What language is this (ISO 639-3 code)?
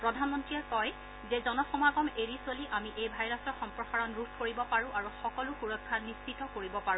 asm